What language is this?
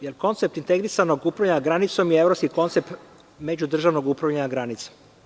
Serbian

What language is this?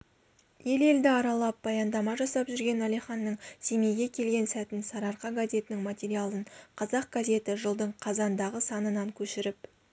Kazakh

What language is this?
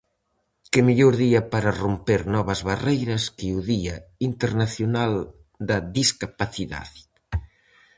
Galician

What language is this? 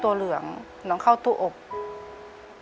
Thai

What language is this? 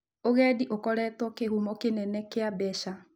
Kikuyu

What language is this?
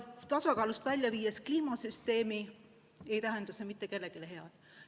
Estonian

